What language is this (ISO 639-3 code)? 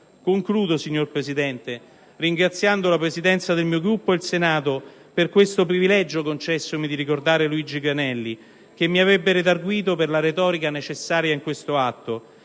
ita